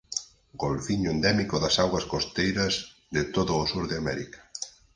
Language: Galician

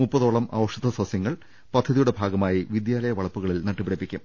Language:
Malayalam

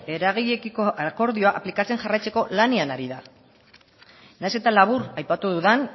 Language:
Basque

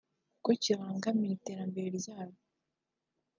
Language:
Kinyarwanda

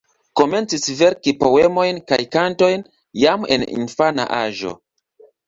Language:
Esperanto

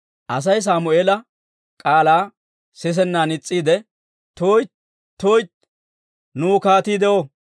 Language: Dawro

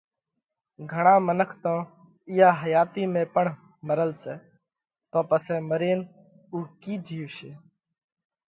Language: Parkari Koli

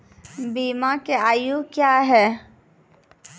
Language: Maithili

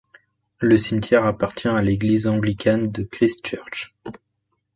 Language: French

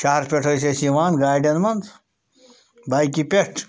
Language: Kashmiri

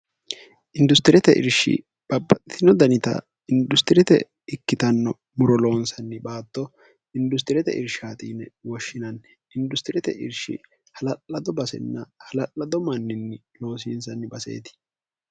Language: Sidamo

